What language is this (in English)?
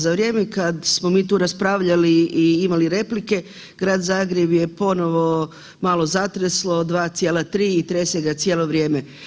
Croatian